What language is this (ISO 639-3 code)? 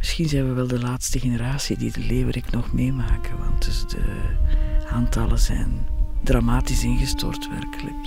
nld